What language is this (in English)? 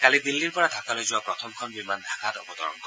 Assamese